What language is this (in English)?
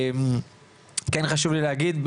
Hebrew